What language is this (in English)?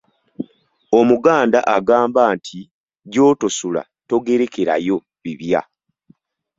Ganda